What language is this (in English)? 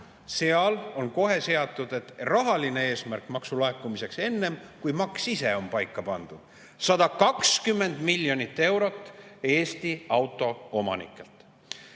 Estonian